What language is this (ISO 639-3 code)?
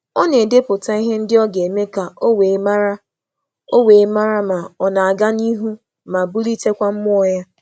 ibo